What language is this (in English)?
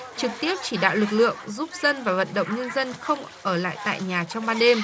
Vietnamese